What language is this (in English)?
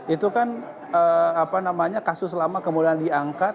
Indonesian